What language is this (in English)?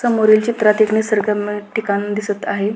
Marathi